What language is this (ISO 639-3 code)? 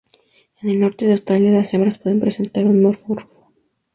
spa